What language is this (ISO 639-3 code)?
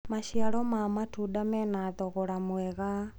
kik